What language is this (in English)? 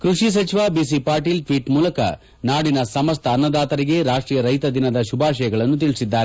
Kannada